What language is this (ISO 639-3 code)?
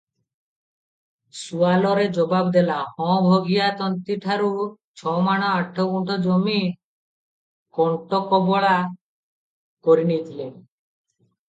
ori